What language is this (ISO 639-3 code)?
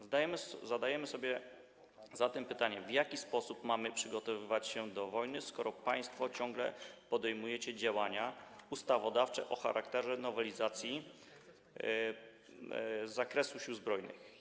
pol